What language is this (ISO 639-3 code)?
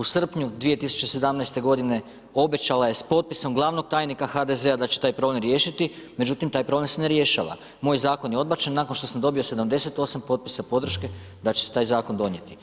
hrv